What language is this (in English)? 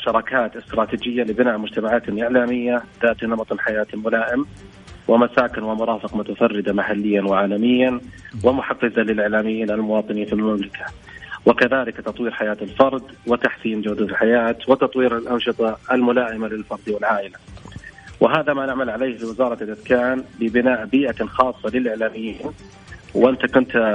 Arabic